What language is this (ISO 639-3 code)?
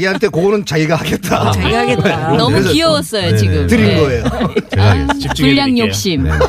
kor